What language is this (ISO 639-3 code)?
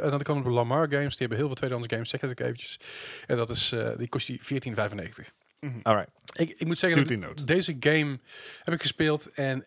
nld